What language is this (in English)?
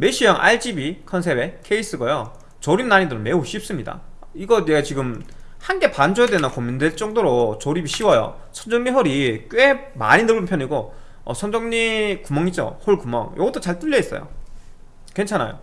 Korean